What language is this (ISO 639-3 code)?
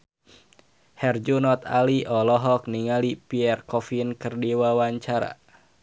sun